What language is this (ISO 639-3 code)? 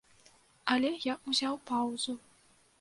bel